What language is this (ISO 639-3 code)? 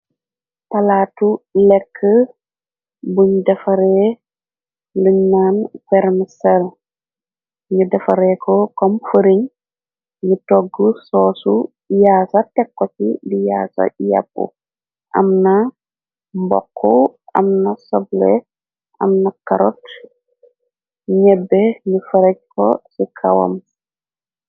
wol